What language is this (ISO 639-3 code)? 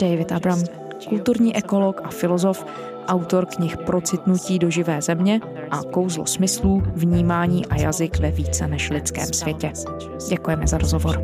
ces